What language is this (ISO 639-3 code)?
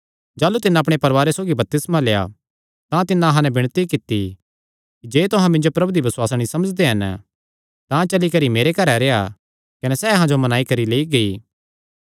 xnr